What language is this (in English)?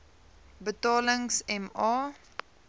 Afrikaans